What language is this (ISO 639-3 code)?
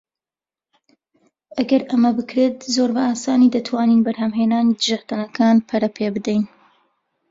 ckb